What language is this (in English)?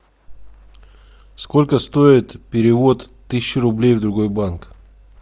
Russian